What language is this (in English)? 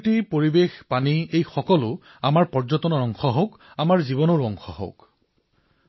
Assamese